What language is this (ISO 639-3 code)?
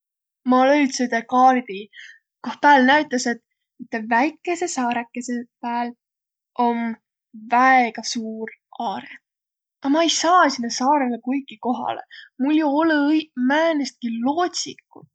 vro